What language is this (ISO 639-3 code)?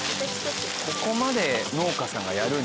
jpn